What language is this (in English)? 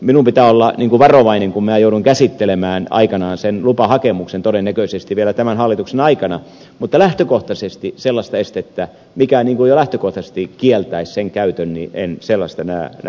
Finnish